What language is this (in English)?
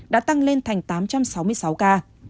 Vietnamese